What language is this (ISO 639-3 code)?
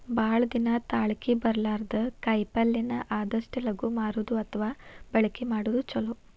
kan